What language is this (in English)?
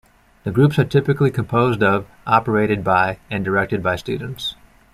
English